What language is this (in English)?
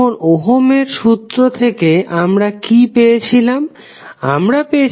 Bangla